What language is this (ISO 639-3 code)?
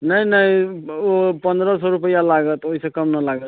mai